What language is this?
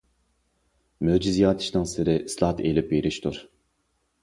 Uyghur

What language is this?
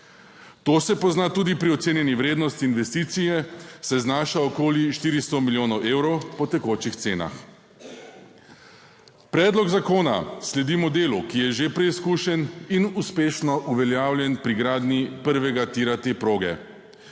Slovenian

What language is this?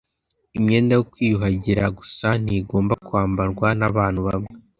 Kinyarwanda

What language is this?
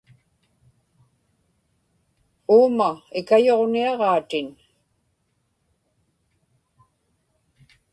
Inupiaq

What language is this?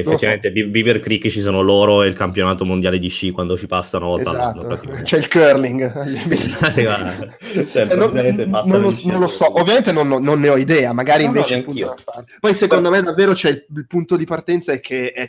Italian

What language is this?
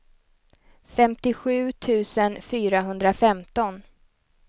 Swedish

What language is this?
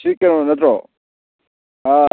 Manipuri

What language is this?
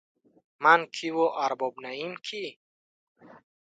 Tajik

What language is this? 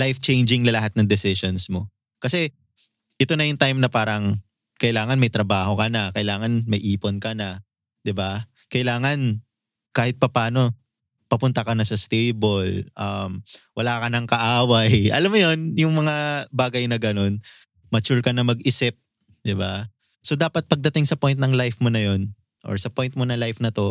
Filipino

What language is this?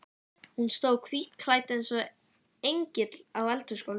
Icelandic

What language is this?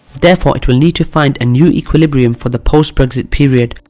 English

